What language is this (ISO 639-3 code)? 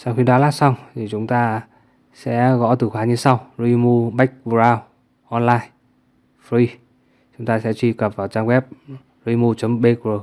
vie